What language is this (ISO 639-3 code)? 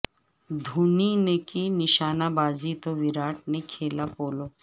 urd